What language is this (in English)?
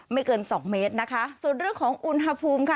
Thai